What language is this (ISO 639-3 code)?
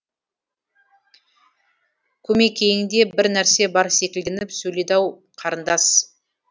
kaz